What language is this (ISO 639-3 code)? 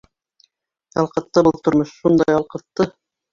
bak